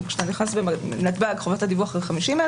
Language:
Hebrew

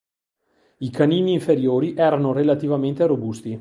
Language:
Italian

